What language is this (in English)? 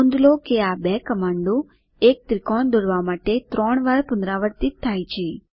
Gujarati